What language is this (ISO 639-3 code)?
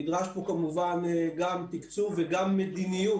heb